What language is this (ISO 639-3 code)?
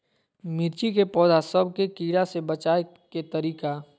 mag